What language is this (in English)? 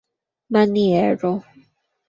Esperanto